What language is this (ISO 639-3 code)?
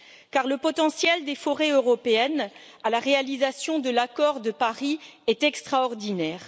fra